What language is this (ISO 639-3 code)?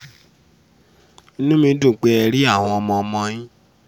yor